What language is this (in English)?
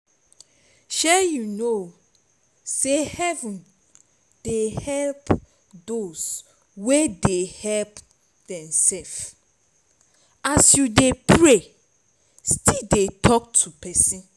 Nigerian Pidgin